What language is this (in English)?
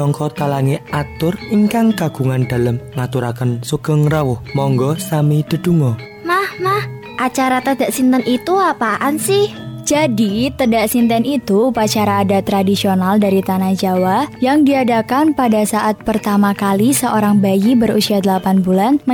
Indonesian